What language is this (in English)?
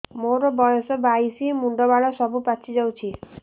Odia